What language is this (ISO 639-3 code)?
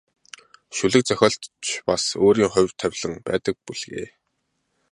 mon